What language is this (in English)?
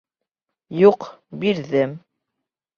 Bashkir